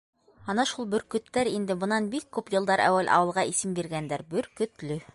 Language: Bashkir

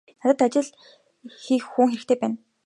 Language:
Mongolian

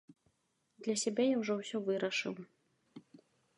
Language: Belarusian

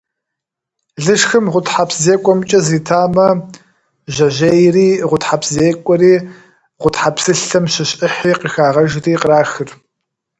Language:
Kabardian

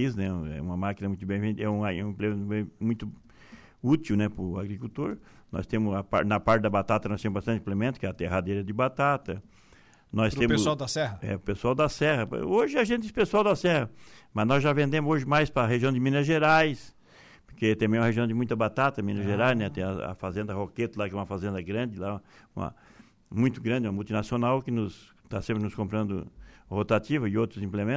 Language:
Portuguese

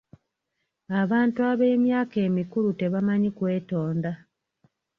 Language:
Ganda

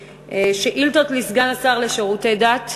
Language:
Hebrew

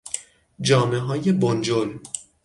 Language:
Persian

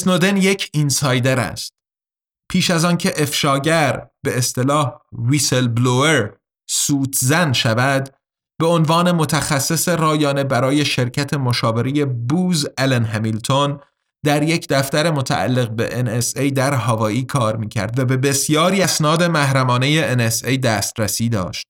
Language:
Persian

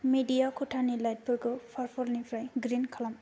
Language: Bodo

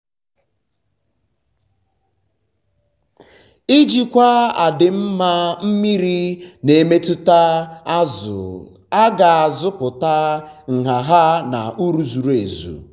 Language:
Igbo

